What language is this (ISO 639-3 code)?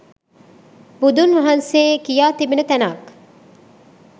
sin